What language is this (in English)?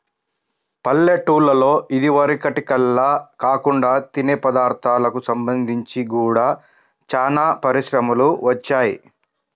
Telugu